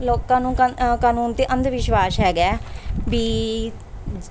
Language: Punjabi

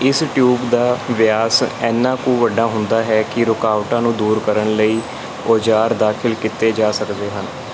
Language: Punjabi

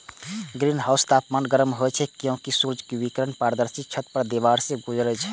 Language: Maithili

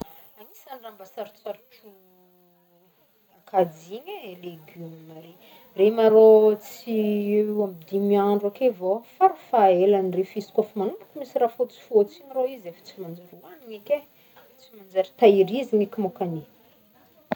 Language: Northern Betsimisaraka Malagasy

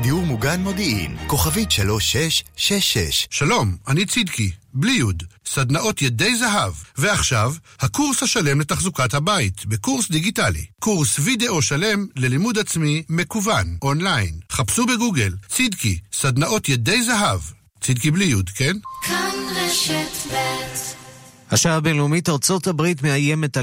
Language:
Hebrew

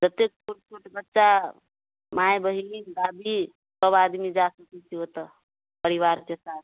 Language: Maithili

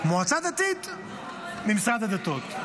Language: Hebrew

